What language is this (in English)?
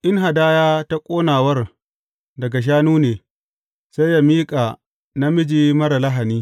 Hausa